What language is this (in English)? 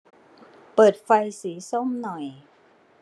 Thai